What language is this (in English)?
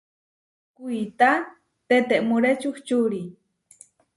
Huarijio